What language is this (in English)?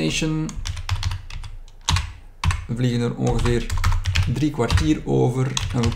Dutch